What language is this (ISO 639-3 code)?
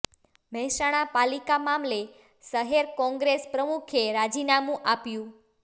guj